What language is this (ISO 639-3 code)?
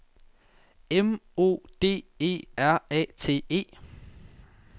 dan